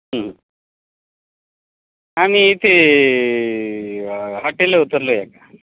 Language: Marathi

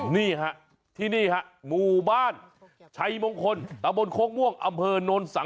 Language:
Thai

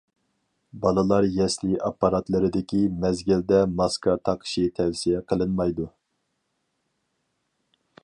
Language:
Uyghur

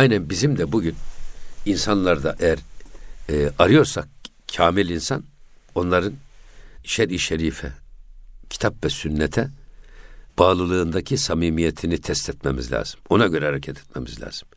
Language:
Turkish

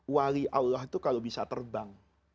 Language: Indonesian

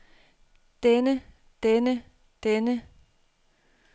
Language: Danish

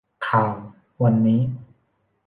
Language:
Thai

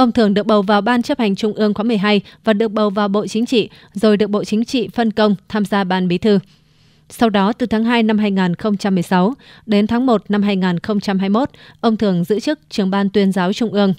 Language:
Vietnamese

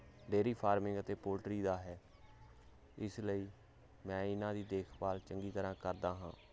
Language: Punjabi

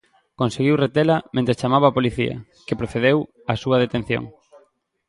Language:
Galician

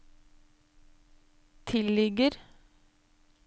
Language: Norwegian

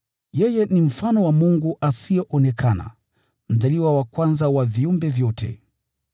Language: Swahili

